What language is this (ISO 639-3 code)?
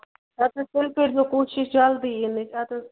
kas